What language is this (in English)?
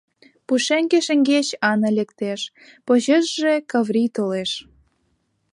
Mari